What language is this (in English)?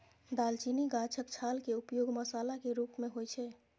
Maithili